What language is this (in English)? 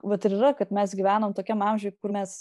Lithuanian